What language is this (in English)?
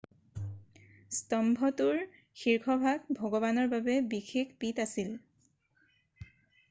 Assamese